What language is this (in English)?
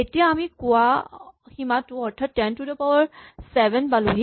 Assamese